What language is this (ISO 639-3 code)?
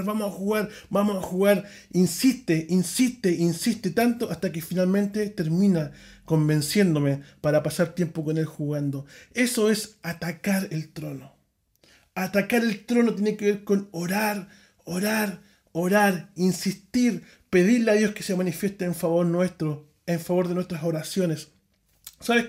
spa